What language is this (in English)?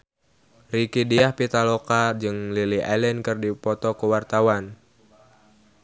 Sundanese